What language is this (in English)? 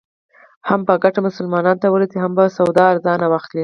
Pashto